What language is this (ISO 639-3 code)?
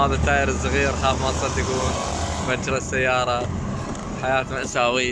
ara